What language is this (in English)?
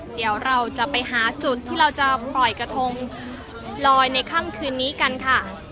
Thai